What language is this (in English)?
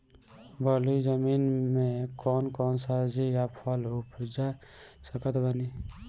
Bhojpuri